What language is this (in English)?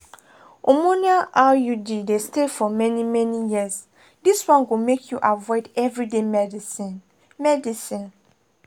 Nigerian Pidgin